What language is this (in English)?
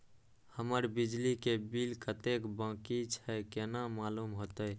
Maithili